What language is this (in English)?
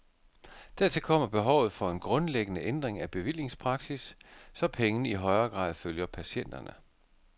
Danish